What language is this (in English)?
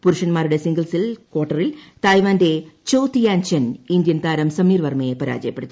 Malayalam